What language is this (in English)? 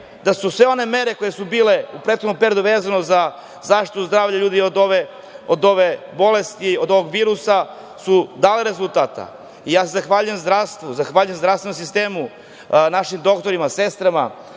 Serbian